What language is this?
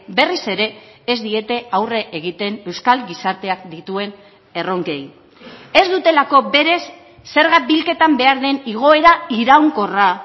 Basque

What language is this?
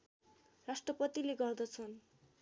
Nepali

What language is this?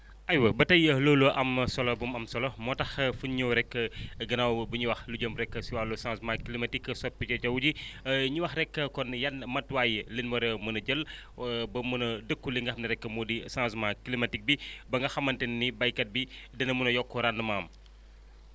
Wolof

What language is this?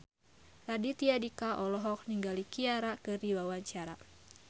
Sundanese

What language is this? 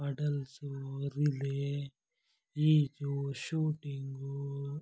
Kannada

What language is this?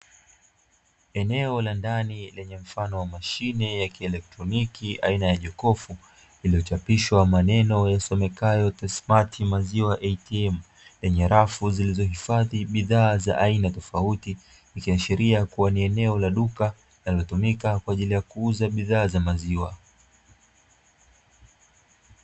Swahili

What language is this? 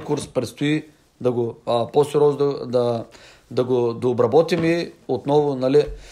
Bulgarian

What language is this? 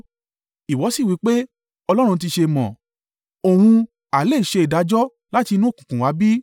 Yoruba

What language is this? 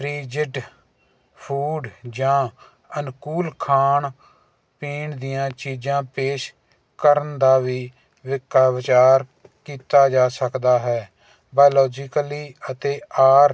Punjabi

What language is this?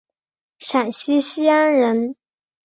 Chinese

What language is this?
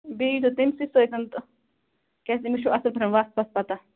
Kashmiri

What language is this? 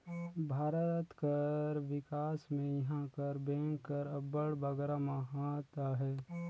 Chhattisgarhi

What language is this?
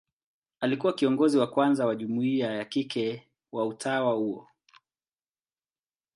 Swahili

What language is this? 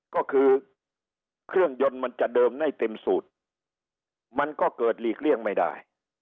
Thai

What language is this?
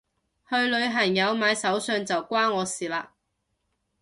Cantonese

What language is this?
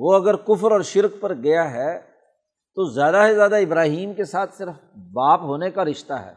Urdu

